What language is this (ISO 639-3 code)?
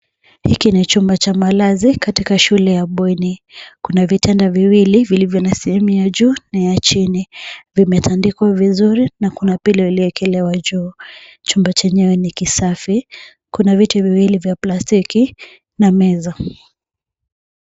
swa